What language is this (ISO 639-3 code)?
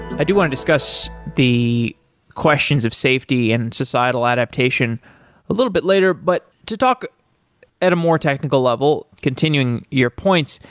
eng